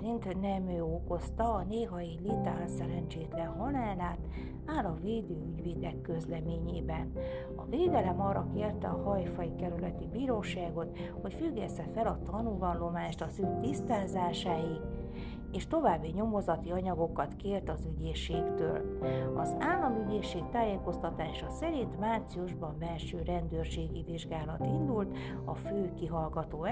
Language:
Hungarian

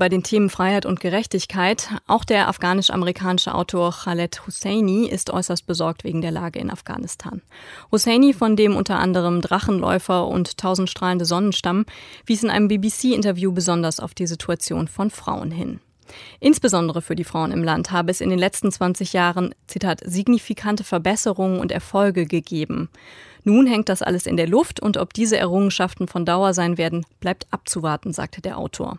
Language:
German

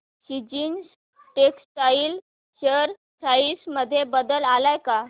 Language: Marathi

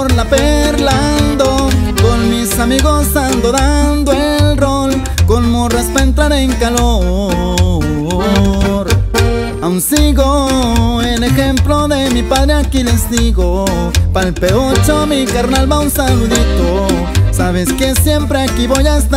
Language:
Spanish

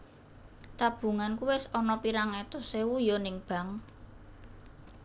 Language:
Javanese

